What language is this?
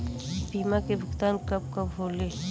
Bhojpuri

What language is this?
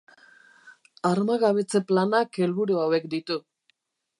Basque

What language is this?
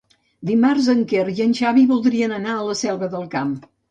Catalan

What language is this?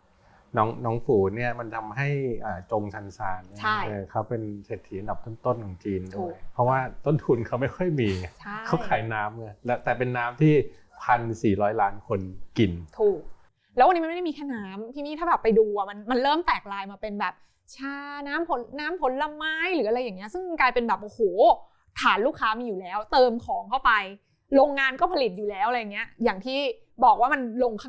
Thai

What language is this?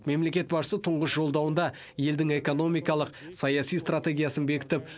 Kazakh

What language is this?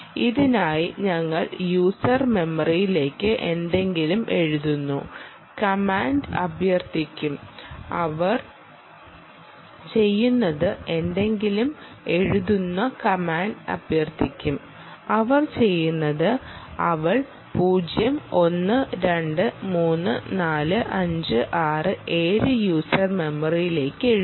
Malayalam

